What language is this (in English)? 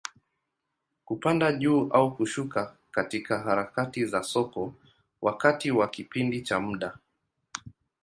Swahili